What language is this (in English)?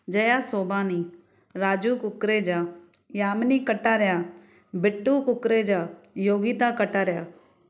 Sindhi